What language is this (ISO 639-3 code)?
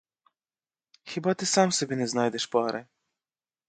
ukr